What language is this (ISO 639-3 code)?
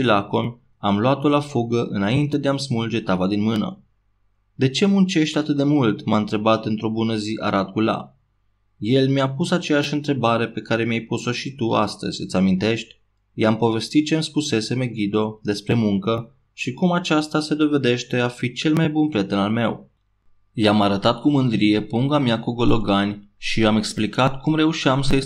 ron